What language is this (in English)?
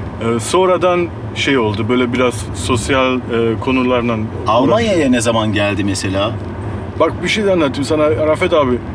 Turkish